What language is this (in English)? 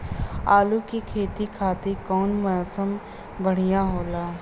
Bhojpuri